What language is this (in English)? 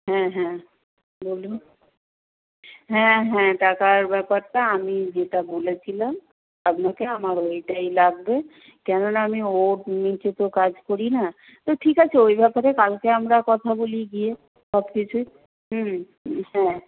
Bangla